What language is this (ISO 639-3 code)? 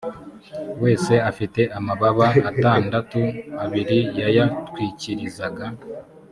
kin